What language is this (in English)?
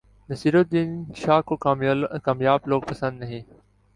Urdu